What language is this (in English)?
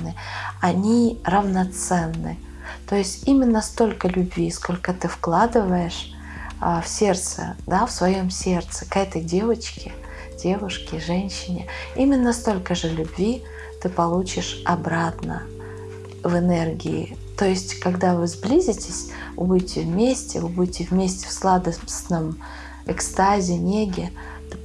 Russian